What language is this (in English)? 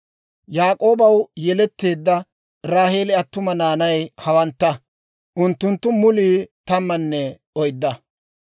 Dawro